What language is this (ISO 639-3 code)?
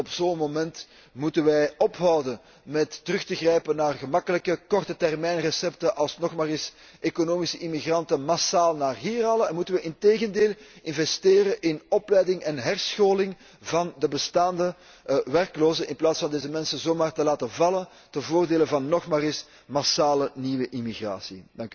nld